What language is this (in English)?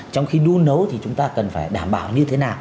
Vietnamese